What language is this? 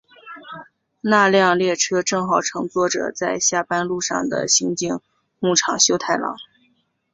Chinese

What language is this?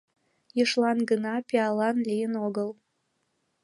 Mari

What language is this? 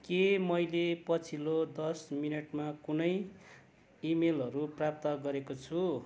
Nepali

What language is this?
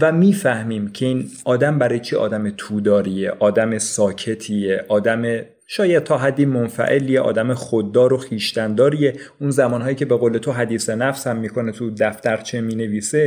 Persian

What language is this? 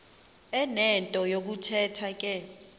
Xhosa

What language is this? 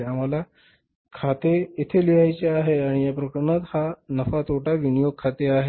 Marathi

